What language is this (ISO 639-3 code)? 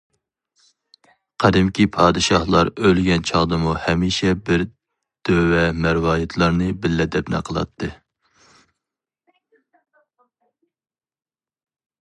uig